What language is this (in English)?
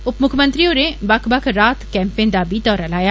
Dogri